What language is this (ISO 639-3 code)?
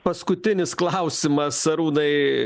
lit